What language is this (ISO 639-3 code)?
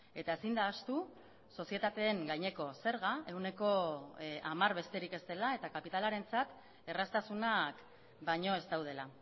eus